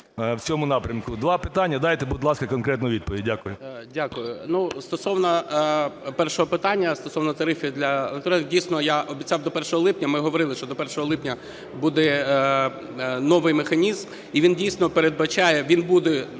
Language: Ukrainian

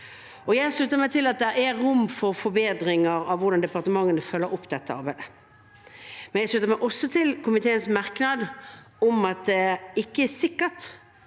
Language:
Norwegian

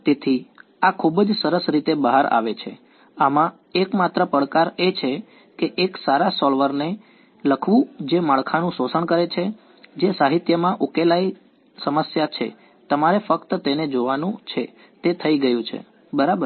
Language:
Gujarati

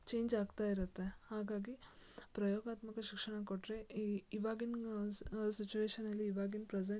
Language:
Kannada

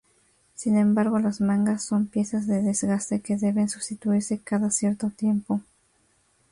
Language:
Spanish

